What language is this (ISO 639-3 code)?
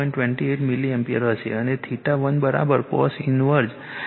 guj